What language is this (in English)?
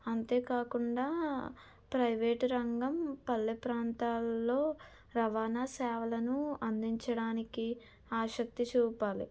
Telugu